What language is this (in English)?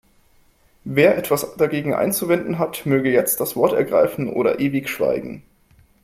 German